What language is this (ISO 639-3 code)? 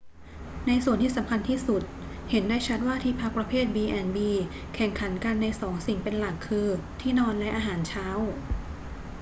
tha